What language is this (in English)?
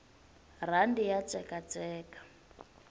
Tsonga